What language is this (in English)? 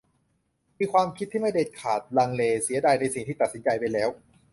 Thai